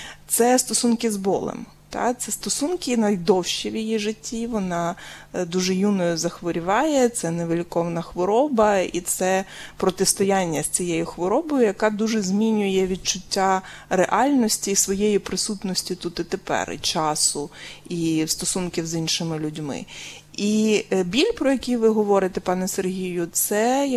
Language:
Ukrainian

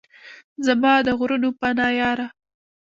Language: Pashto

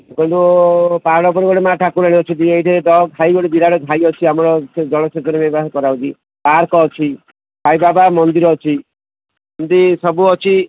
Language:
Odia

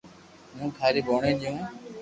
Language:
Loarki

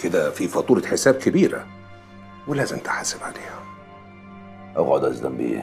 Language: Arabic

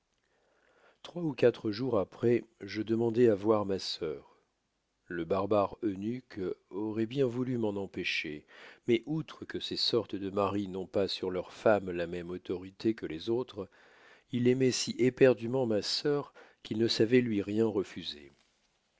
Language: French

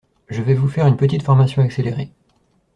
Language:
French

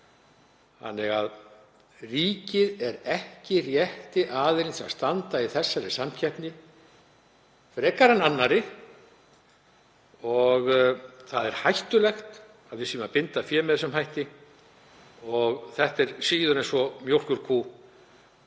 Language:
Icelandic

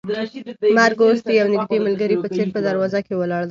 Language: Pashto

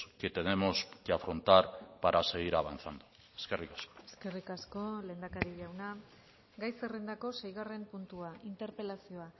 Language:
Basque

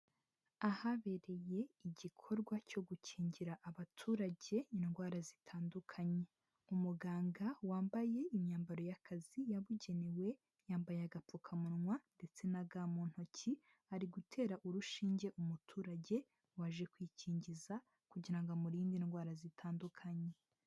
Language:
Kinyarwanda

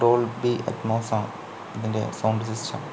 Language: Malayalam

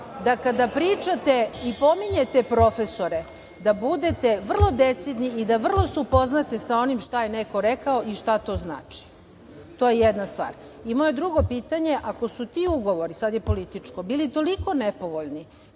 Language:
Serbian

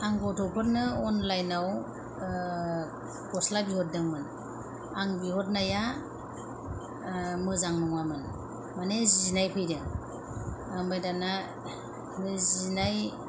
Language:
Bodo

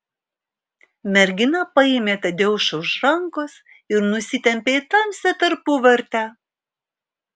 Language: Lithuanian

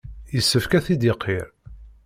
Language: Kabyle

